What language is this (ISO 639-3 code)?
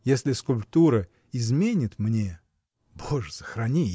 rus